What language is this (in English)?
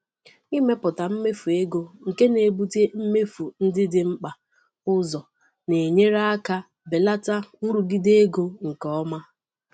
Igbo